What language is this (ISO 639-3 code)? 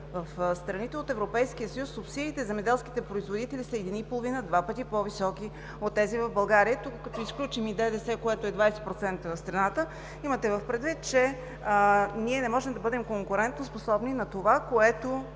bul